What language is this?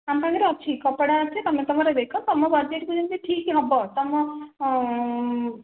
Odia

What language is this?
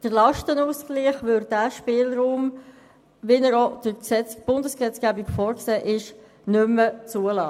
Swiss German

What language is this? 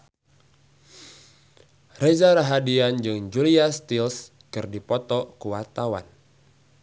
Sundanese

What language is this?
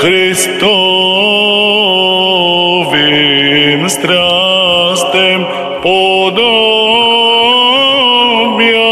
Romanian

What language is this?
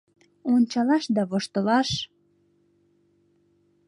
Mari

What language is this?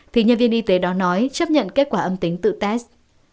Vietnamese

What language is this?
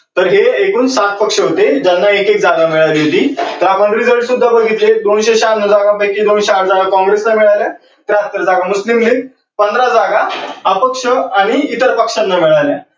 Marathi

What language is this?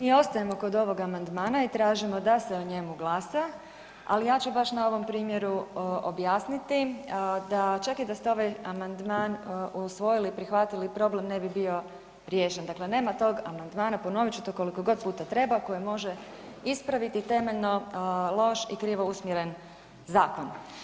Croatian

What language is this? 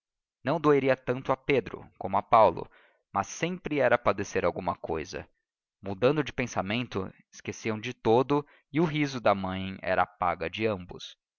Portuguese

